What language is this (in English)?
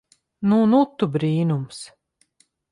Latvian